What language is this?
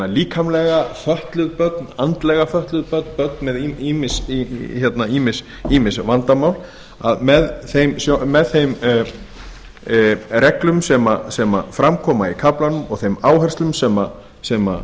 Icelandic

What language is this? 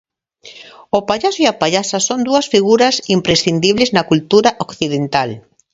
Galician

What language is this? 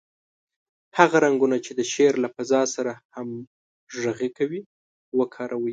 Pashto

